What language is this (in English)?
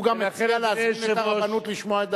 Hebrew